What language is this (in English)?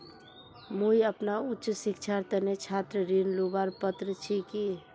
Magahi